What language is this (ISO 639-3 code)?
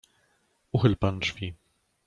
pol